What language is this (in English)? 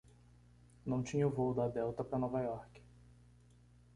Portuguese